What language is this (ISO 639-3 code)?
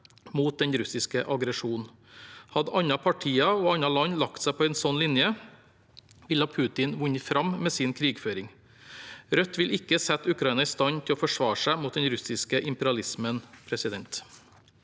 nor